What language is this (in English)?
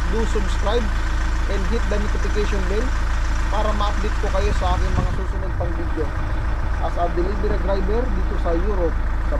Filipino